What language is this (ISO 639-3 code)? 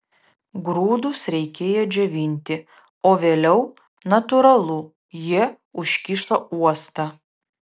lit